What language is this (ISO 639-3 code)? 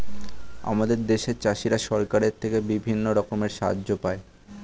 ben